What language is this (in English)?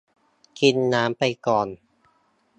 Thai